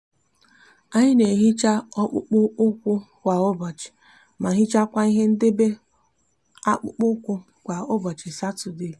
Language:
Igbo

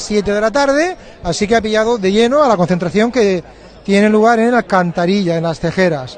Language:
Spanish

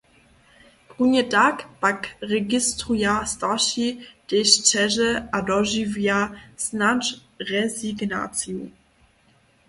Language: Upper Sorbian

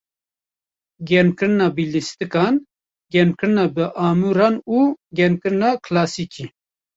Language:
Kurdish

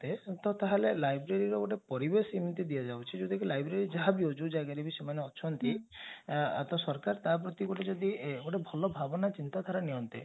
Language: Odia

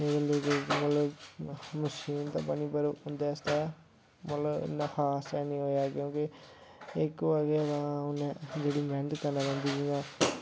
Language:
Dogri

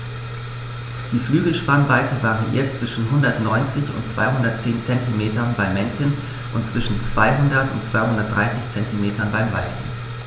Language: German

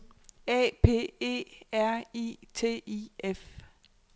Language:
Danish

